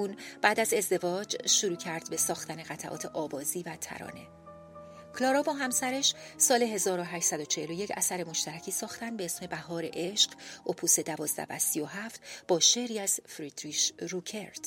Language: Persian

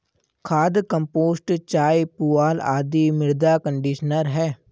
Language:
Hindi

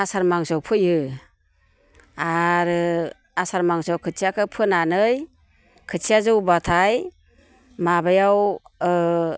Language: Bodo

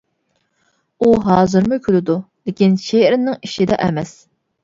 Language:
Uyghur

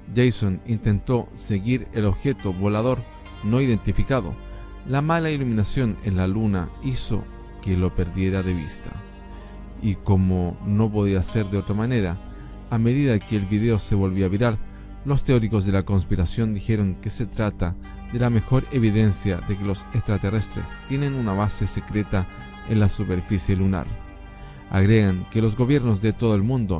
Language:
Spanish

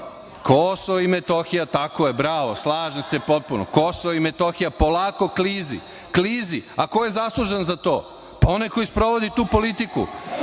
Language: Serbian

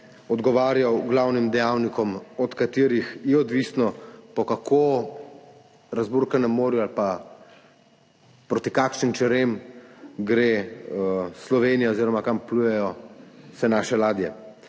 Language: Slovenian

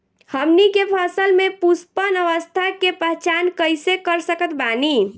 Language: Bhojpuri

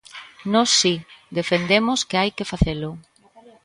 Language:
Galician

